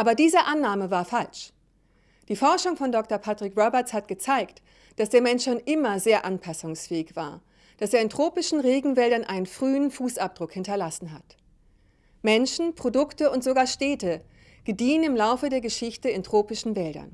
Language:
German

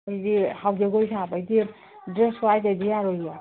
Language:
Manipuri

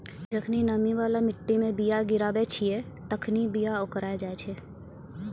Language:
Maithili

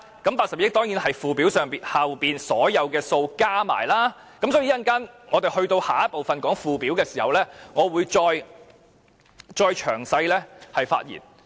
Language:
Cantonese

